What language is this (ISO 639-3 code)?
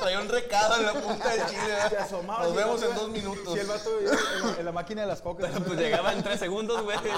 spa